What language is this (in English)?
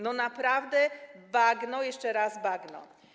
Polish